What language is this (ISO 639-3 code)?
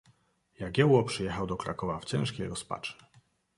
pol